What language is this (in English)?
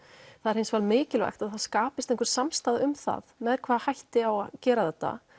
Icelandic